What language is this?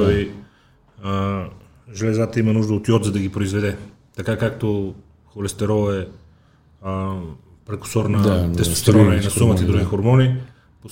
Bulgarian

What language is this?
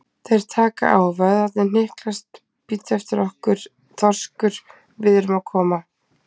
Icelandic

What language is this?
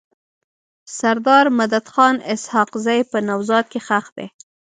Pashto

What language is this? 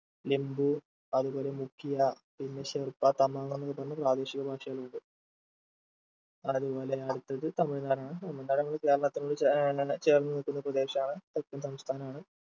Malayalam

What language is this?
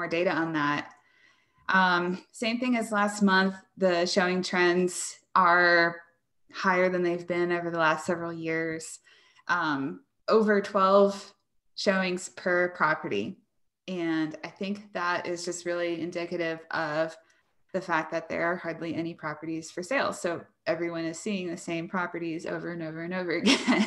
English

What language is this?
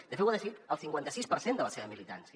Catalan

